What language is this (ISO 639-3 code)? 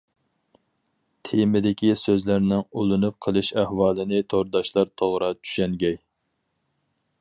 uig